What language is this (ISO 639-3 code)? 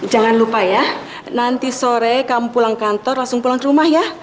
ind